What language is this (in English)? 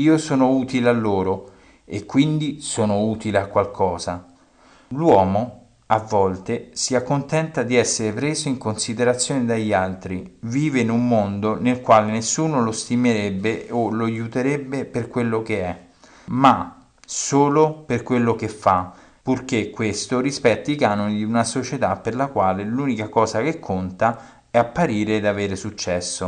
Italian